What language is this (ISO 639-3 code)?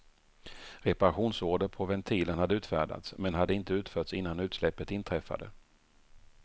swe